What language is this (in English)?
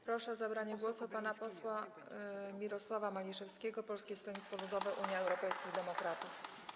Polish